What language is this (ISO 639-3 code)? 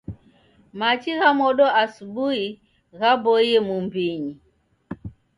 dav